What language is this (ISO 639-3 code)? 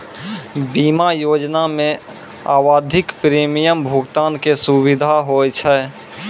mai